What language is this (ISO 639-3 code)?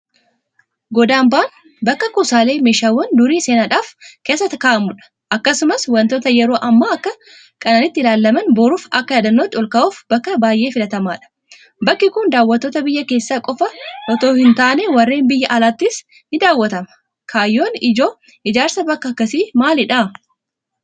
orm